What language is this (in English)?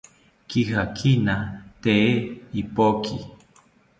South Ucayali Ashéninka